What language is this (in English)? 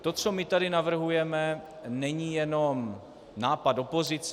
Czech